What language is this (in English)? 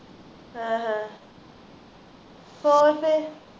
Punjabi